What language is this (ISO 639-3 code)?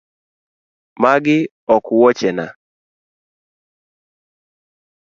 luo